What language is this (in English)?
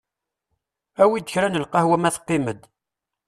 Kabyle